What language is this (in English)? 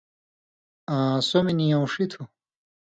Indus Kohistani